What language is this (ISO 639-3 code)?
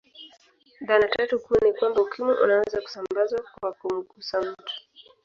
swa